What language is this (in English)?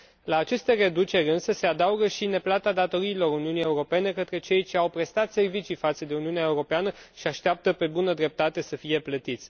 Romanian